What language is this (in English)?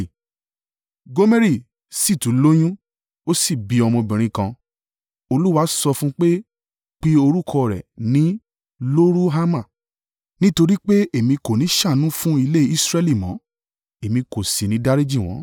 Yoruba